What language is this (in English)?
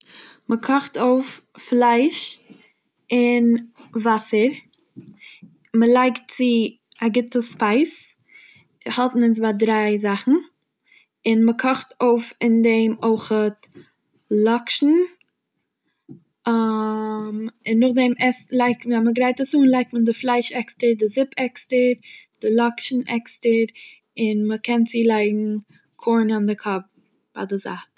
Yiddish